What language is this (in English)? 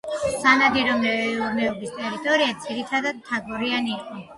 Georgian